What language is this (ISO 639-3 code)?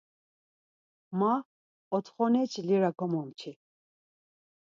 lzz